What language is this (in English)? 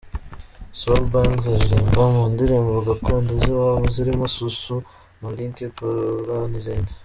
Kinyarwanda